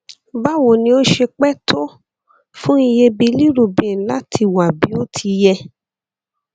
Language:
Yoruba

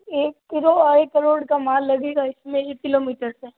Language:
Hindi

